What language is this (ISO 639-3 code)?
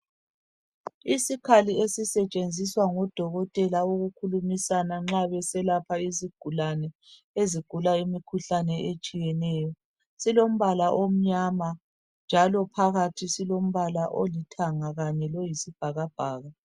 nde